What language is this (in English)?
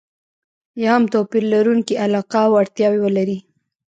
Pashto